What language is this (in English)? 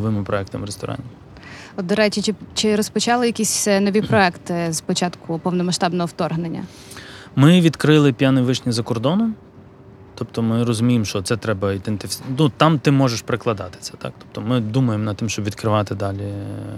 Ukrainian